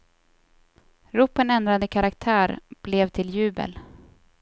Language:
Swedish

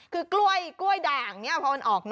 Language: Thai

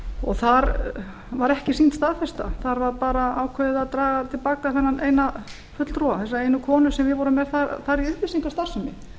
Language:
Icelandic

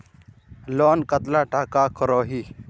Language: Magahi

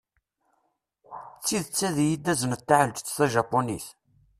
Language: Kabyle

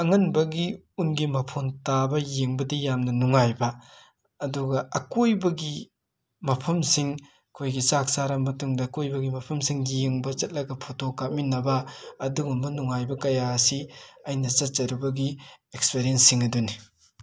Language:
Manipuri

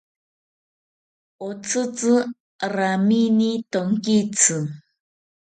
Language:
South Ucayali Ashéninka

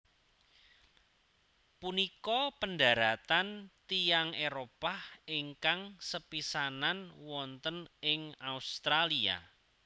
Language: Javanese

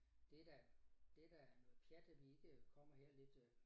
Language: Danish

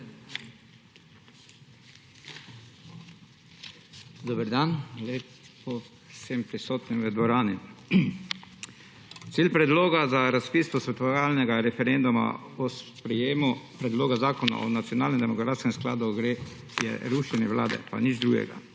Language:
Slovenian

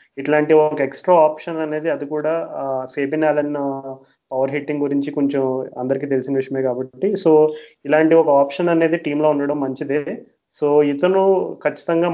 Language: Telugu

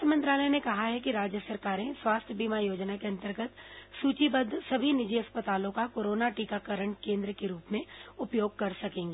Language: Hindi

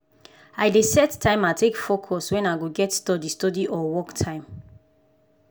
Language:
Nigerian Pidgin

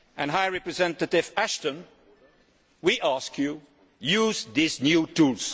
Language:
English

